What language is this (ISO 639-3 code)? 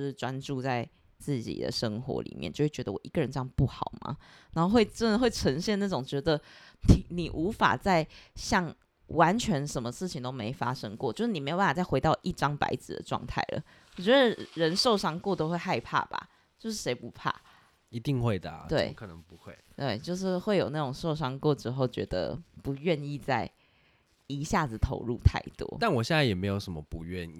zho